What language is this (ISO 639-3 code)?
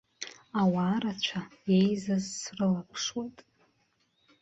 abk